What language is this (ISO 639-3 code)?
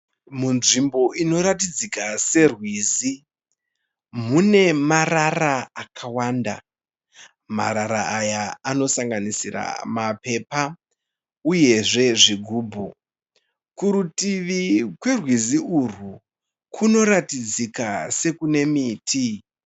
sna